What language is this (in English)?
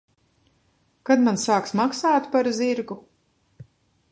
Latvian